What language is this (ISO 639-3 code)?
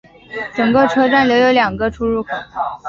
zho